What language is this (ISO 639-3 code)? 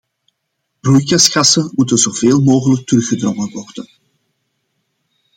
nld